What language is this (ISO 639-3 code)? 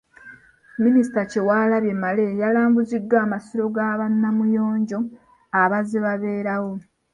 lug